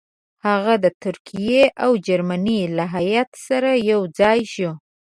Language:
Pashto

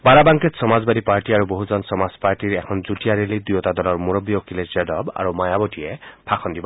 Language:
Assamese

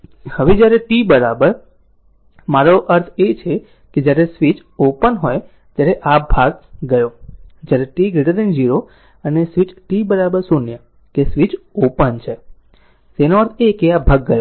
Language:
Gujarati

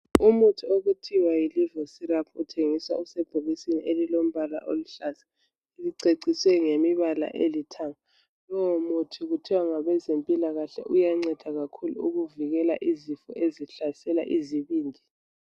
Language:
North Ndebele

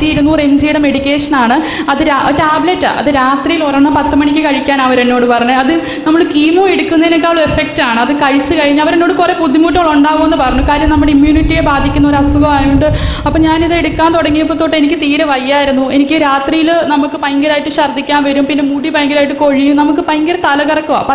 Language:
Malayalam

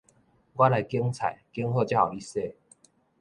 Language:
Min Nan Chinese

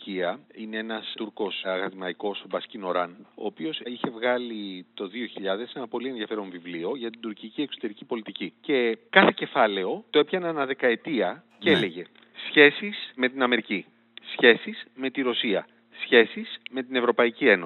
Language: Greek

